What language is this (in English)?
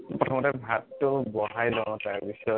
Assamese